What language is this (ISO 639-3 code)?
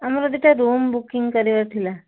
ori